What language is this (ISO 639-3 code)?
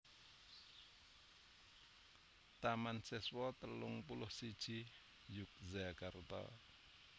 jav